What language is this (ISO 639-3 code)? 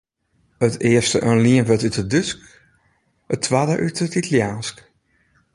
fry